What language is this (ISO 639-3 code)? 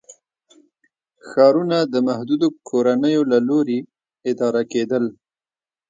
pus